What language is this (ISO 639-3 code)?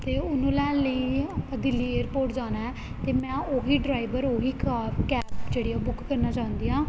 pan